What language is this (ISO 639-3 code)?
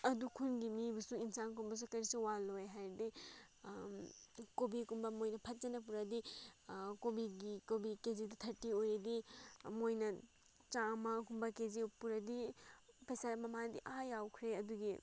mni